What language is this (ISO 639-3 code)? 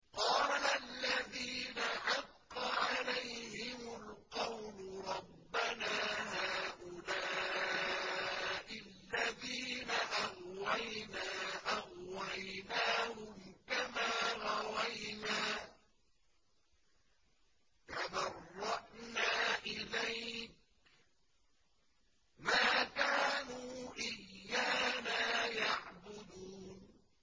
ara